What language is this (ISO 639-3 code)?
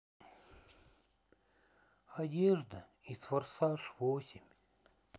rus